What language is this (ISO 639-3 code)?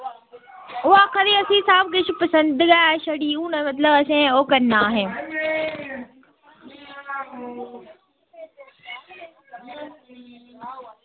doi